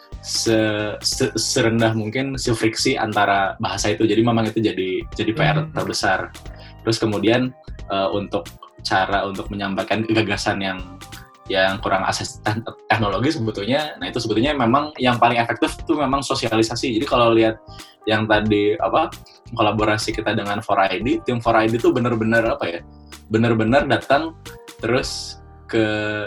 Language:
Indonesian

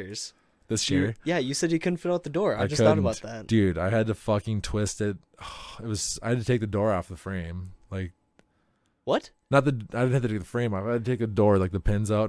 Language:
English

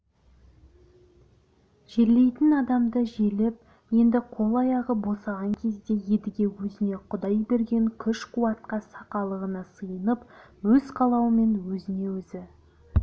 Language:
Kazakh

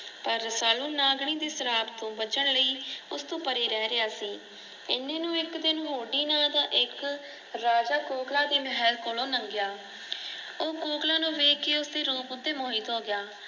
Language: Punjabi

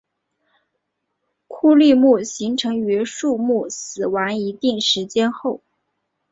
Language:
Chinese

